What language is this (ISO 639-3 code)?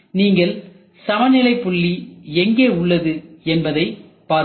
tam